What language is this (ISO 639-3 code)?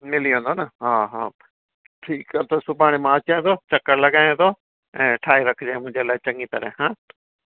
snd